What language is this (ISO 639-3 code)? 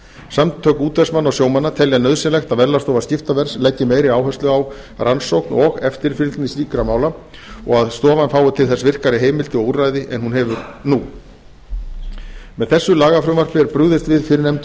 isl